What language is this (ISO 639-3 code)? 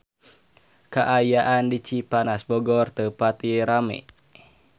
sun